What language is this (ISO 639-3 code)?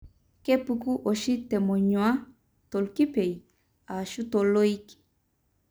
mas